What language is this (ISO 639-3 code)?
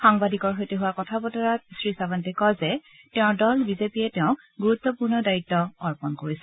asm